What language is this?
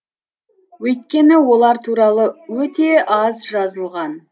Kazakh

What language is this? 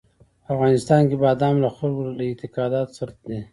Pashto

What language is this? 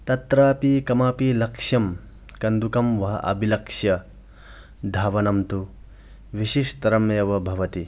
Sanskrit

